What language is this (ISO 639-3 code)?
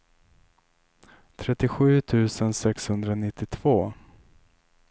swe